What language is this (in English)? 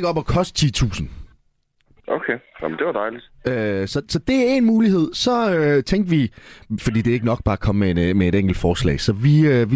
Danish